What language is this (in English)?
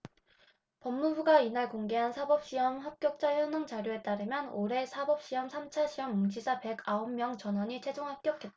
Korean